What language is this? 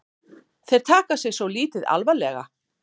Icelandic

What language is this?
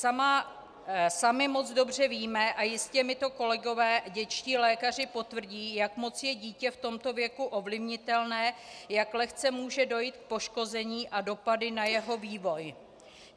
Czech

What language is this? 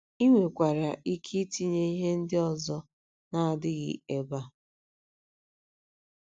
Igbo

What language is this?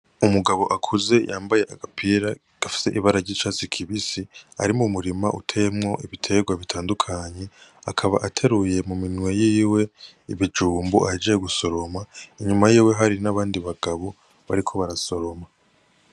Rundi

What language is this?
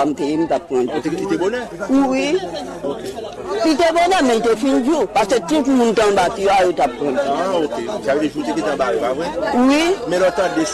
French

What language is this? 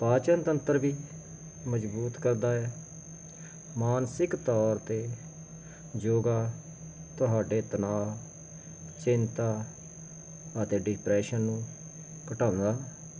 Punjabi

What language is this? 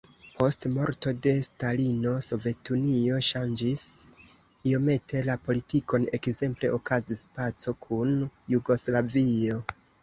Esperanto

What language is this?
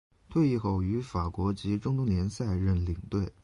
Chinese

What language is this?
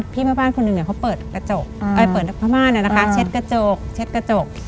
Thai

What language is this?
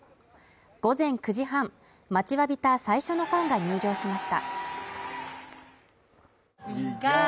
Japanese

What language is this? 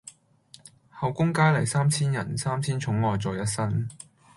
Cantonese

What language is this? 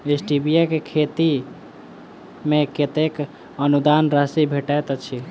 Maithili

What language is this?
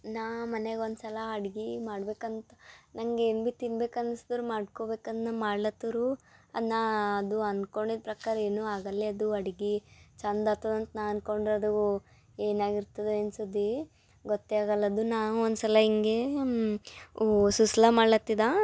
Kannada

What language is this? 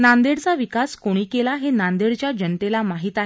Marathi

